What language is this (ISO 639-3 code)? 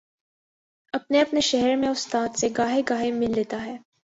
urd